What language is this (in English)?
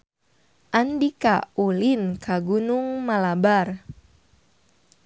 Sundanese